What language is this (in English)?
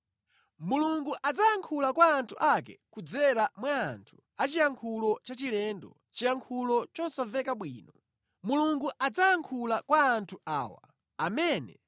Nyanja